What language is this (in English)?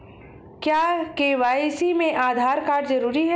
Hindi